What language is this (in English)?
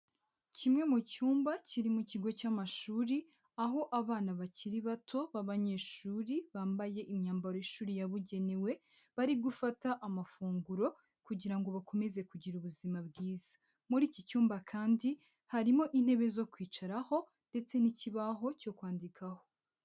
Kinyarwanda